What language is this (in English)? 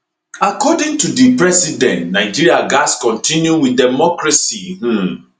Nigerian Pidgin